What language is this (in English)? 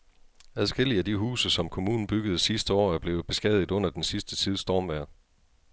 Danish